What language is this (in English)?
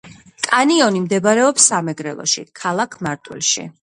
Georgian